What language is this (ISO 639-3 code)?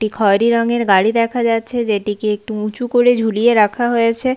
ben